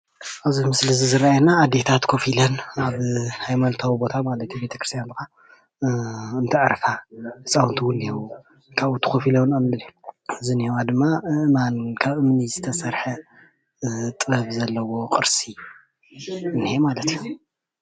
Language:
Tigrinya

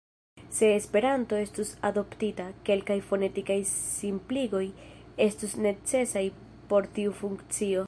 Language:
Esperanto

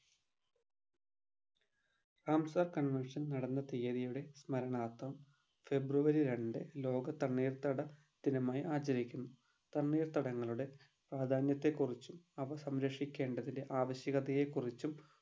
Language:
Malayalam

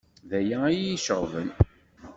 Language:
Kabyle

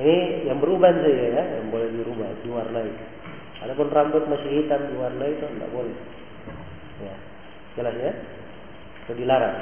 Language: Filipino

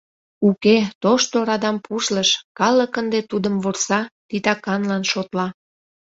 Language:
Mari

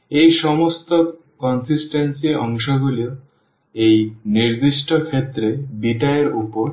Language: Bangla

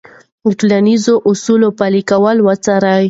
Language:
Pashto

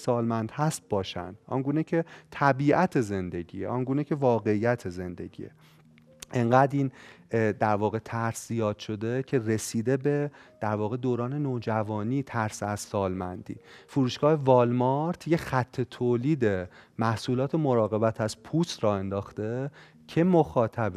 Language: Persian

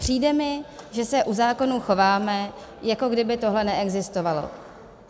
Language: Czech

